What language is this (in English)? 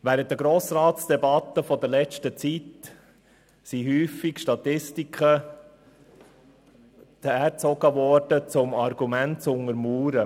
Swiss German